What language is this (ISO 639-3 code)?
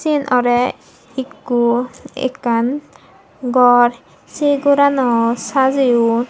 ccp